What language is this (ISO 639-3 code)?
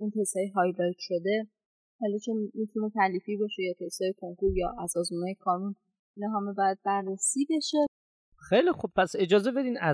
fas